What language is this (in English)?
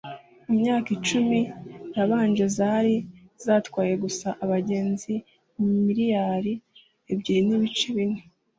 Kinyarwanda